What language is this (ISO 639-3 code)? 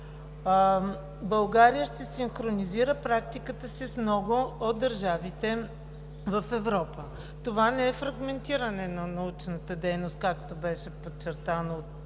bul